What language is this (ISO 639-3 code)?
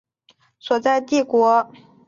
zho